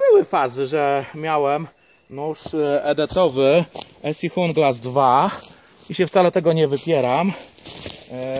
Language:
Polish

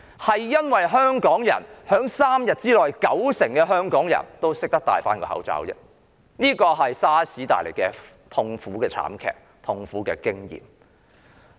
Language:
Cantonese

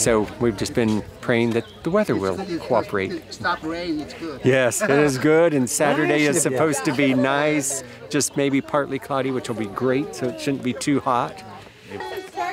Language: Korean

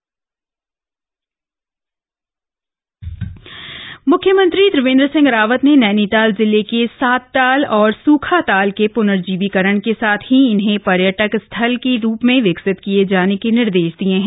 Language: Hindi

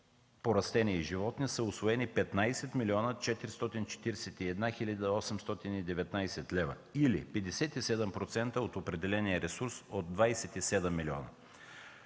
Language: Bulgarian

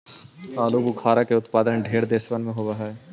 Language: Magahi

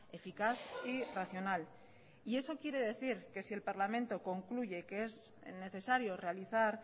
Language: Spanish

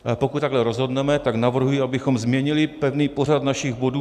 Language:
Czech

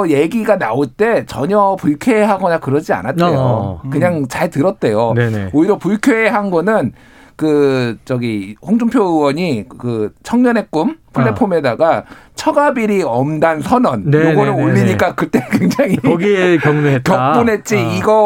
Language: Korean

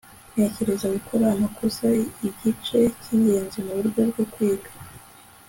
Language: Kinyarwanda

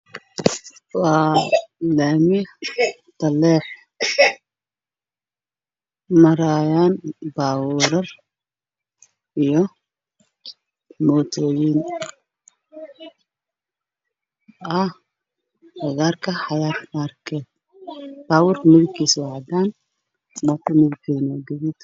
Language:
Somali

